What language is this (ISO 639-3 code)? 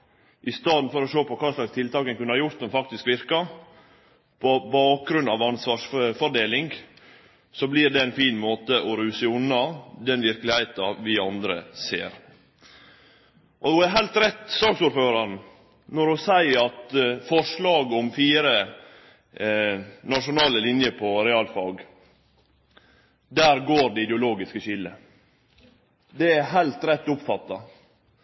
nno